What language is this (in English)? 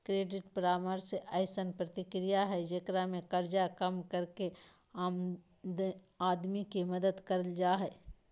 Magahi